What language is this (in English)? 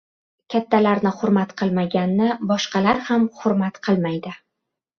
Uzbek